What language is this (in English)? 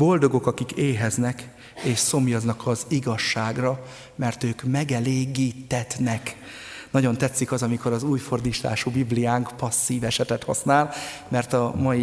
Hungarian